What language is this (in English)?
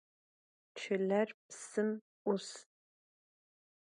Adyghe